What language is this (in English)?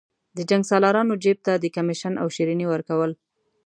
Pashto